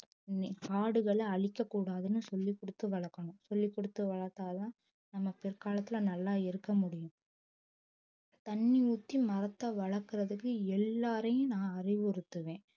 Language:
Tamil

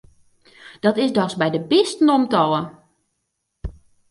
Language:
Western Frisian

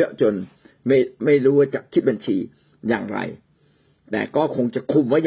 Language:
Thai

